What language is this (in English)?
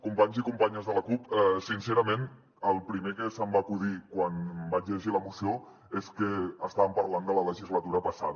Catalan